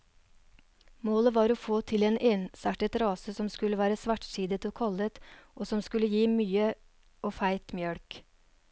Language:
Norwegian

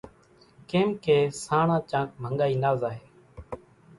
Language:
Kachi Koli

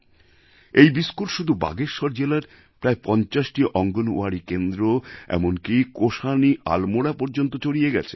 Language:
Bangla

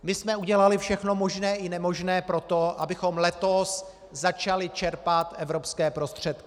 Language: Czech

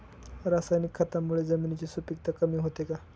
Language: Marathi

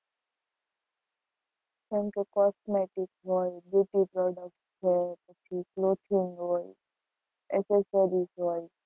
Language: Gujarati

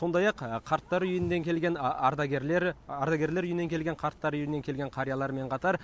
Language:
Kazakh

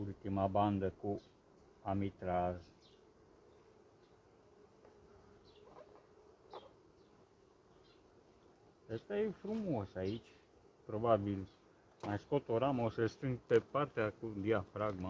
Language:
Romanian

